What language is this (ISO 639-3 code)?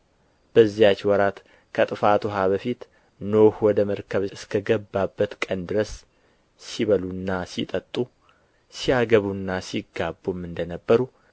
amh